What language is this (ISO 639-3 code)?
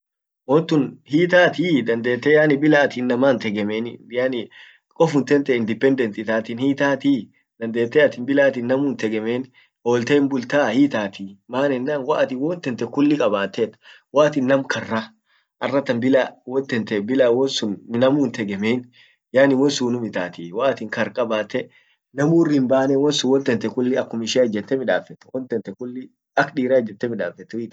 orc